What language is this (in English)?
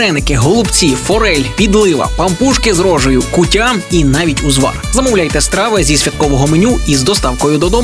Ukrainian